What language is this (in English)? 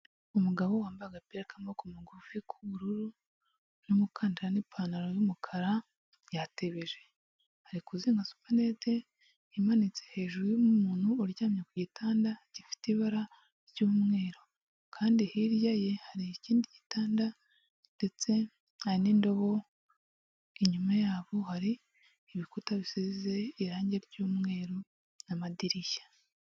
Kinyarwanda